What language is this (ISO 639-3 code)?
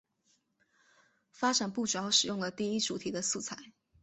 zho